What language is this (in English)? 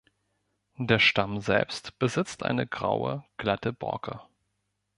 German